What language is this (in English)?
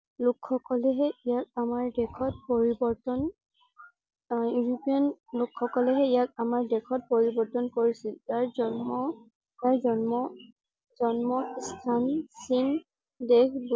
Assamese